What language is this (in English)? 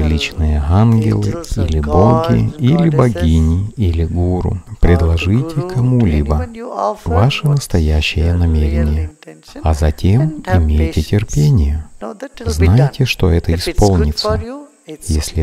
Russian